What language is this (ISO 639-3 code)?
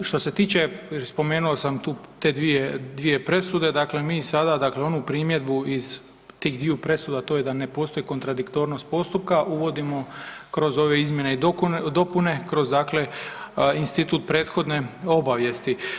hrv